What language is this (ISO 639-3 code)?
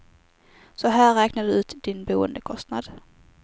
swe